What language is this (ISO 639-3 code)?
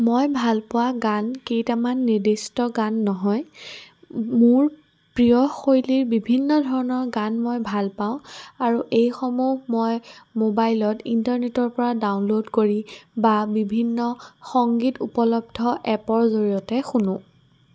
asm